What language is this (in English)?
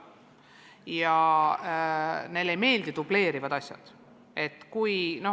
Estonian